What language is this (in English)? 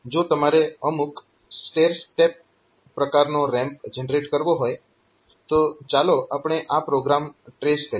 Gujarati